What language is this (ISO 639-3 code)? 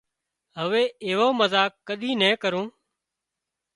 kxp